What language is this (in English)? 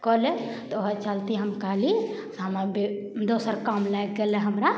Maithili